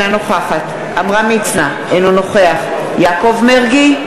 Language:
Hebrew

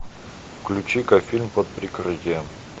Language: Russian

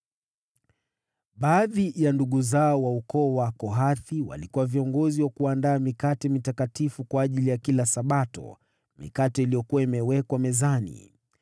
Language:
Swahili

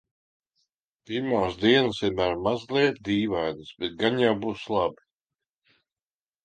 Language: Latvian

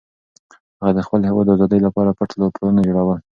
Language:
Pashto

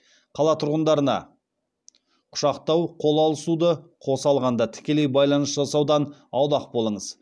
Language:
Kazakh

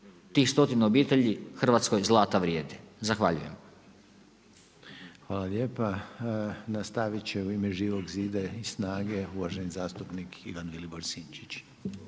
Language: Croatian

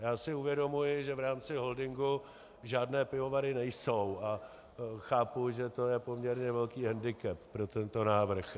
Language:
Czech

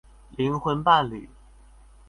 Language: Chinese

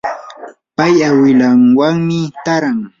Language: Yanahuanca Pasco Quechua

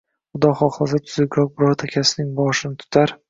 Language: Uzbek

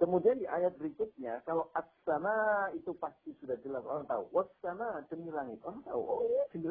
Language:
Indonesian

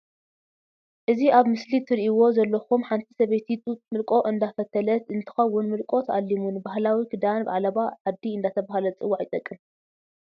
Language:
Tigrinya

